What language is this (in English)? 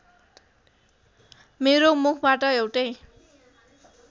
Nepali